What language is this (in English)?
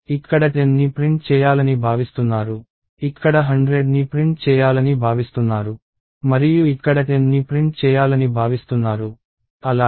Telugu